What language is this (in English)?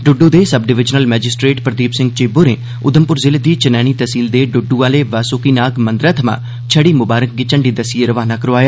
Dogri